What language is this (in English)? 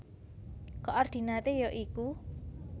Javanese